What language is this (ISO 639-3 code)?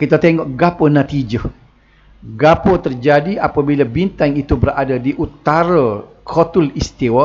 msa